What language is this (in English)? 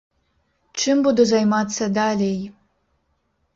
Belarusian